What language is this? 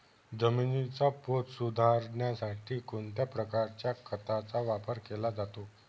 Marathi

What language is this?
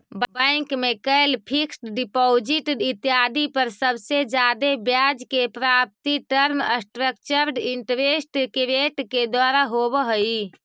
Magahi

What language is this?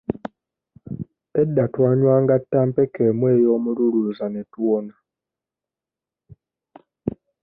Ganda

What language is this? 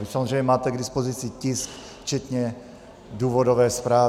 Czech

